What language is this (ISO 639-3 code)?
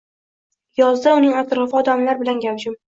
uzb